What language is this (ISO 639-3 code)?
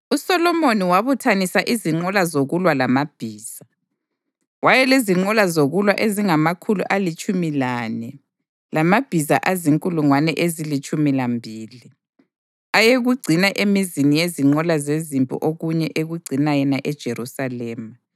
nde